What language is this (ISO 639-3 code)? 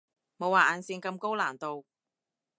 yue